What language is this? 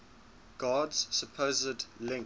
English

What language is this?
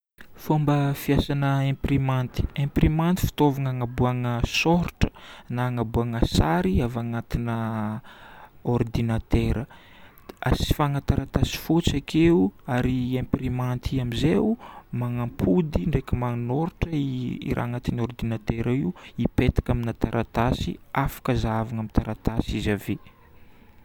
Northern Betsimisaraka Malagasy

